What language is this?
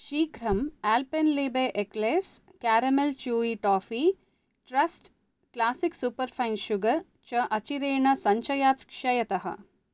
Sanskrit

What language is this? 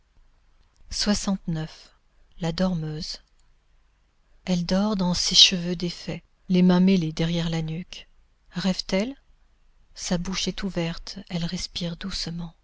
French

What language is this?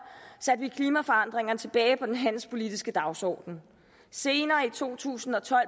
Danish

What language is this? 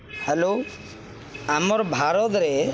Odia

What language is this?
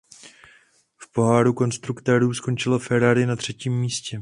Czech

